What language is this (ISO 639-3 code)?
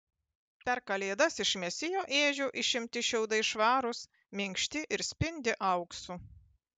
lit